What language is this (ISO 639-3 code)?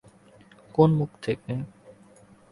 ben